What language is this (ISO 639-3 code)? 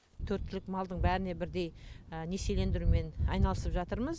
kaz